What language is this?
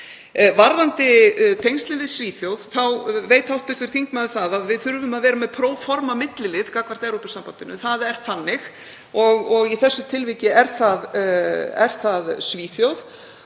Icelandic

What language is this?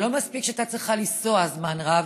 Hebrew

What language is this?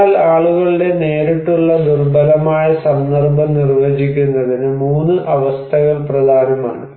Malayalam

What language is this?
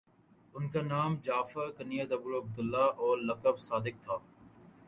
Urdu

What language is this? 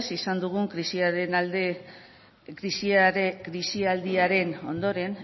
Basque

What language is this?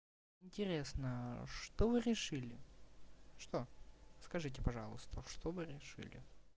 Russian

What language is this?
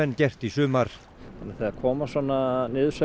Icelandic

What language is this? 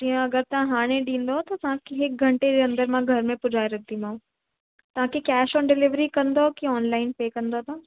Sindhi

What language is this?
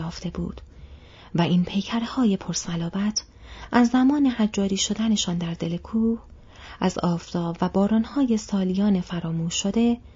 Persian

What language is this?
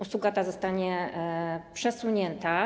Polish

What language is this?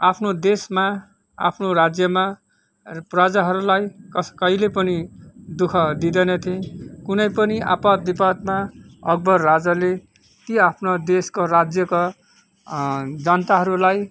Nepali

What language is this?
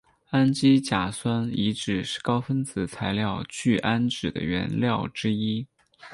Chinese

